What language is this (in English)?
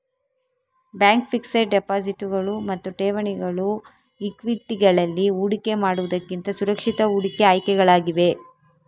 Kannada